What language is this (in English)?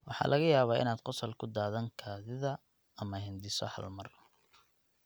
Somali